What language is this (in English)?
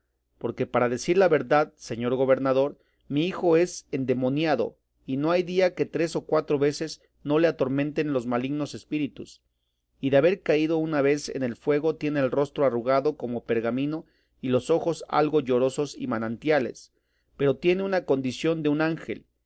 Spanish